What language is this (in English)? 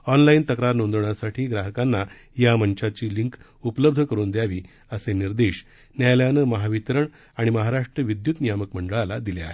Marathi